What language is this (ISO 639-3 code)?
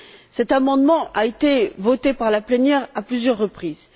fra